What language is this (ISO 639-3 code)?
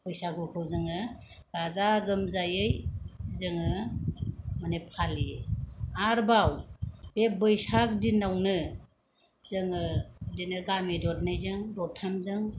brx